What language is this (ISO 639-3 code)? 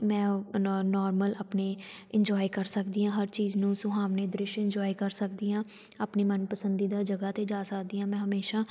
pan